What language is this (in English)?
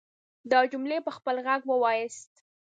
Pashto